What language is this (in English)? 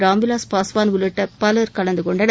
Tamil